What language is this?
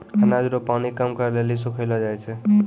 Maithili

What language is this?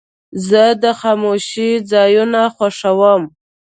Pashto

